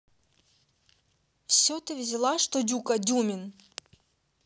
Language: Russian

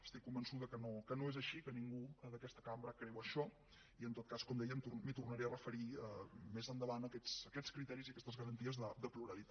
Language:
Catalan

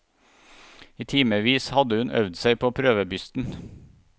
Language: Norwegian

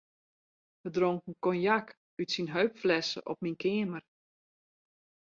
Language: Western Frisian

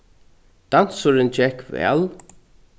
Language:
Faroese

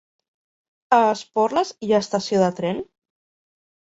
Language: Catalan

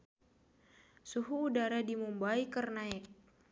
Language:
Sundanese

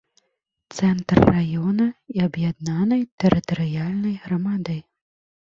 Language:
Belarusian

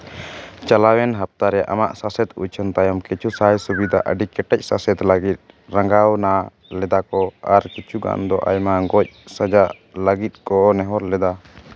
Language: Santali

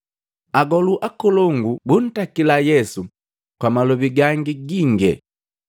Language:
Matengo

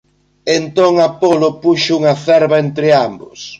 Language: Galician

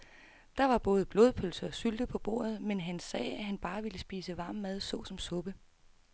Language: Danish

